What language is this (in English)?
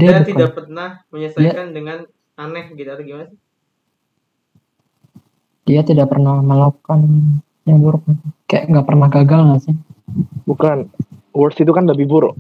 Indonesian